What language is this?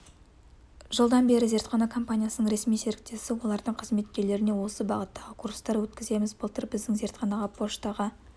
Kazakh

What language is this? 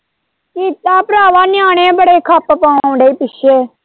Punjabi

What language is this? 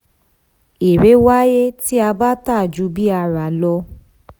Yoruba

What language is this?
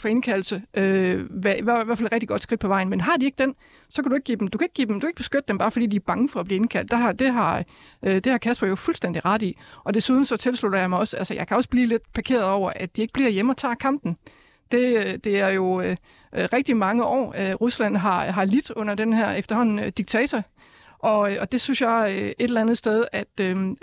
Danish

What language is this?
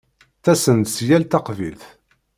Kabyle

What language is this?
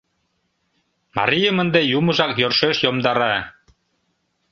Mari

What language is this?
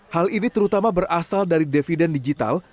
Indonesian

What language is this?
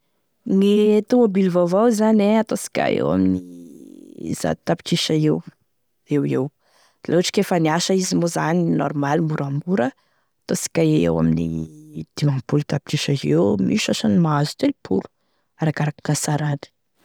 Tesaka Malagasy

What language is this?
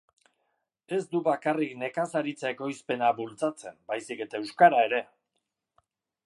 Basque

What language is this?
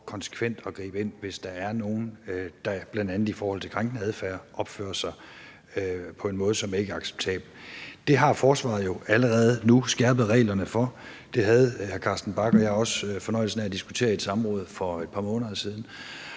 Danish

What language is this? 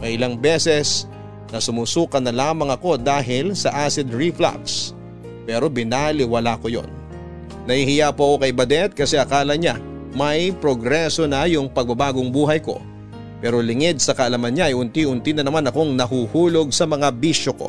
Filipino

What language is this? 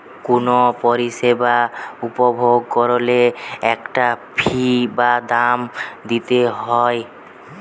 Bangla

